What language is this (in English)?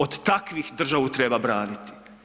Croatian